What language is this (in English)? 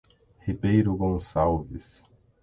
Portuguese